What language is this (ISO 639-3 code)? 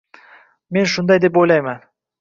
uzb